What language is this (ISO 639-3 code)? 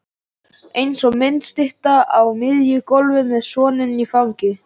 isl